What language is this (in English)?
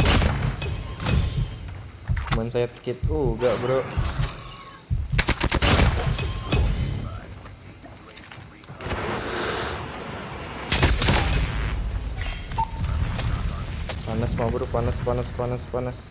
Indonesian